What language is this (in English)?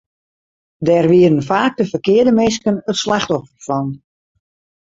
Western Frisian